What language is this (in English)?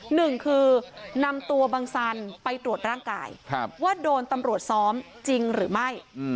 Thai